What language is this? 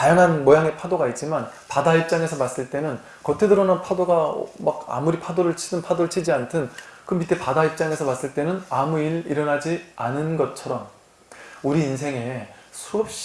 Korean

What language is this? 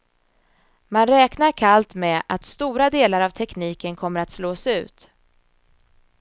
Swedish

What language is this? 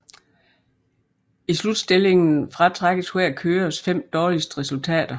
Danish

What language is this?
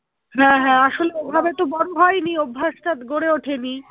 Bangla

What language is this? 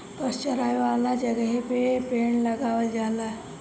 Bhojpuri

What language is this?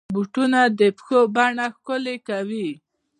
Pashto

